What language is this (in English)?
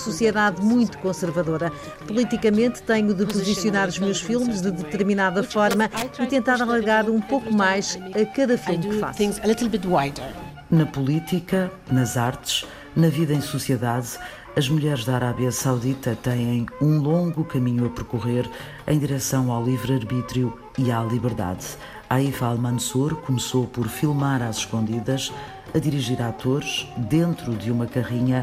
Portuguese